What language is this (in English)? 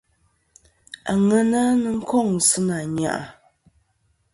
Kom